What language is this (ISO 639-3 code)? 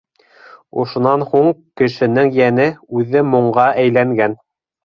bak